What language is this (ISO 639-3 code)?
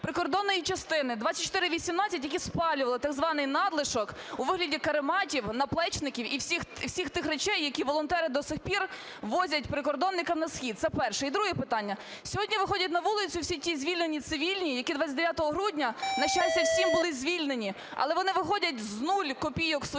ukr